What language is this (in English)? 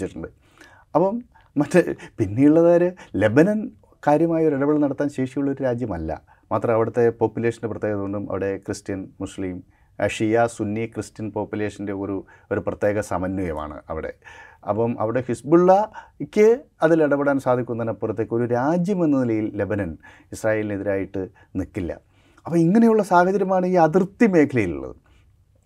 Malayalam